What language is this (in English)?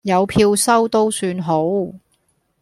Cantonese